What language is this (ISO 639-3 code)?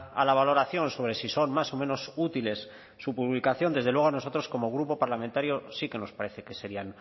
spa